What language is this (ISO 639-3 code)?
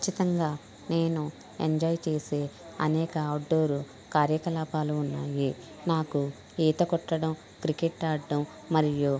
tel